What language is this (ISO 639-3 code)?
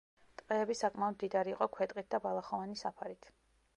kat